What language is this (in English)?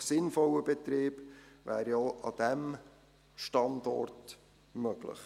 Swiss German